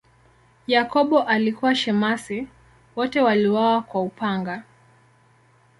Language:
Swahili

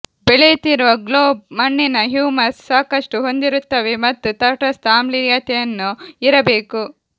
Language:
Kannada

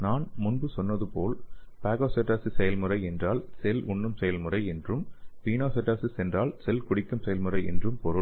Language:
Tamil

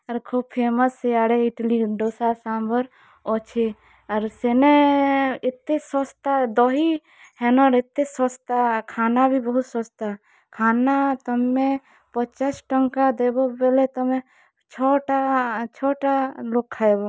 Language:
Odia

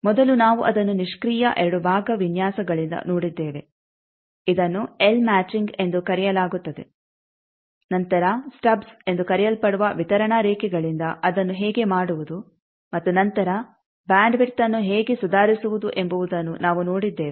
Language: Kannada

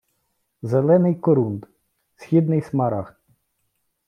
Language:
Ukrainian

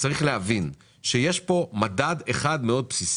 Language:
Hebrew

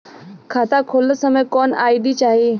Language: Bhojpuri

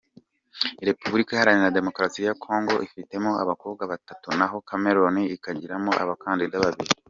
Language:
Kinyarwanda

